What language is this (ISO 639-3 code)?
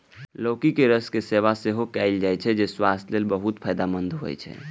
mai